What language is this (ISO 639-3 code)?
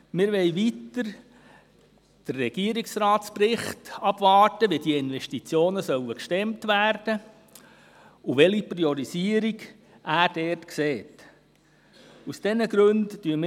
gsw